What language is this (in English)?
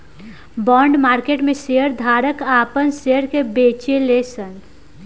Bhojpuri